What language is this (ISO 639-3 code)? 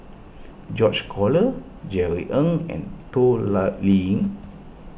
eng